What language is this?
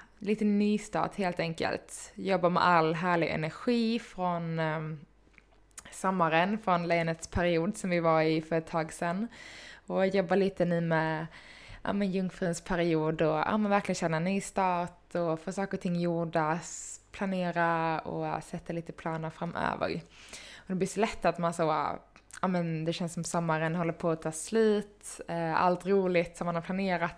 Swedish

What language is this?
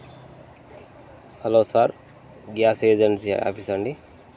Telugu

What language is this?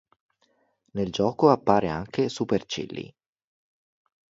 Italian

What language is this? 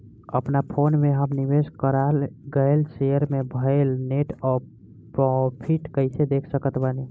Bhojpuri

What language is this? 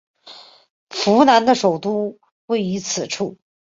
Chinese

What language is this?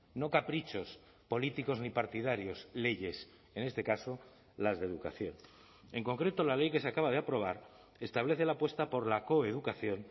Spanish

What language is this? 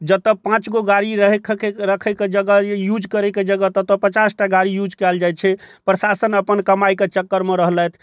Maithili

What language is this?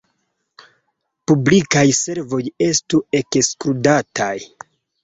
Esperanto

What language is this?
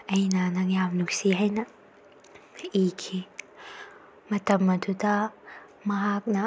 Manipuri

